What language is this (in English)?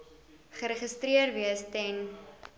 Afrikaans